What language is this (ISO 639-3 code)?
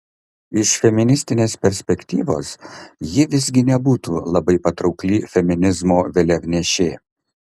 lit